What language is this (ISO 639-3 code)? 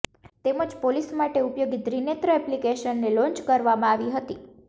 guj